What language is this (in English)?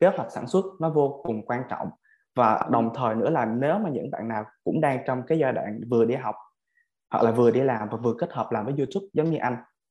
Vietnamese